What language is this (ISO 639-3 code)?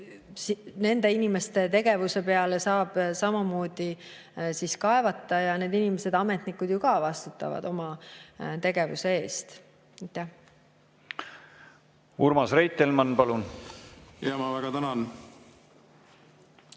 est